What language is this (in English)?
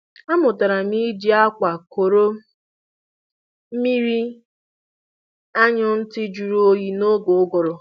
Igbo